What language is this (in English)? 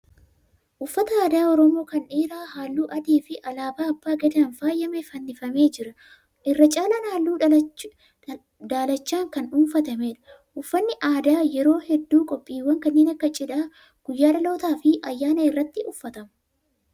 Oromo